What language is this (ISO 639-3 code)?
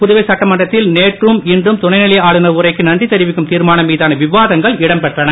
tam